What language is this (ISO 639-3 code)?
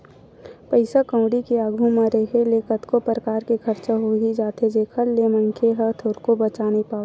hne